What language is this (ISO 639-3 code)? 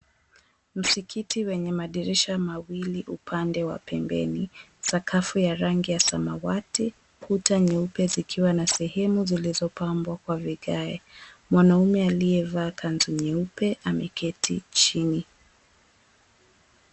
swa